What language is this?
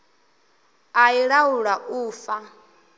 Venda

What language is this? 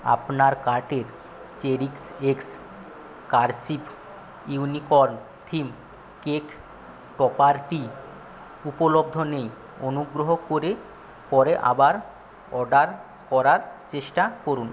Bangla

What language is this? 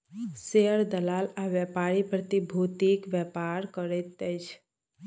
Maithili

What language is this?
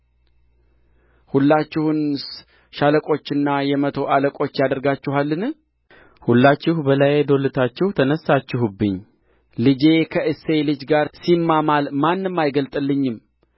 Amharic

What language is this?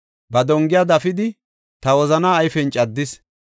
Gofa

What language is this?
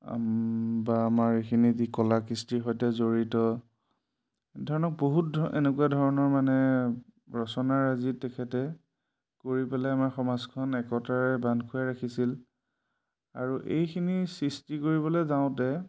Assamese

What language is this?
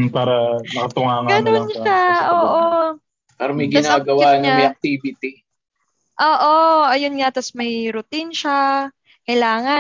Filipino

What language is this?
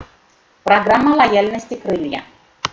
Russian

